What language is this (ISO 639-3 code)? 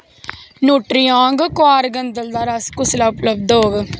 doi